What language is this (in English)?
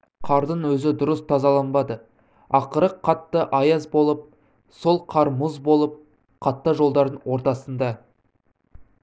Kazakh